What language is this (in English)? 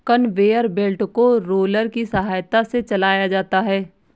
Hindi